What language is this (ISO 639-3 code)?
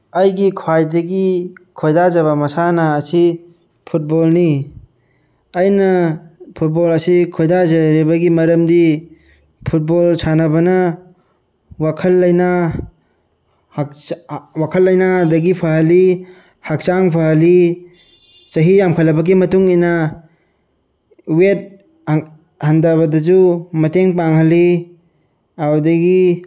mni